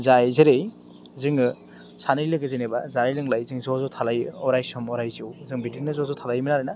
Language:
Bodo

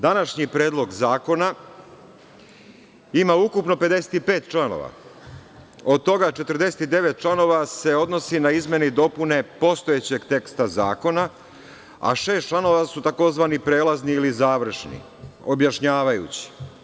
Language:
Serbian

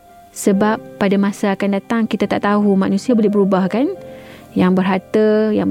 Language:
Malay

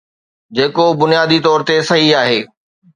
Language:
Sindhi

